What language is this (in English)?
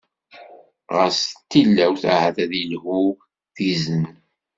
Kabyle